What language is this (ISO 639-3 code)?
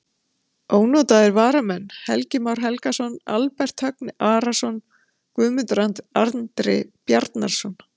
isl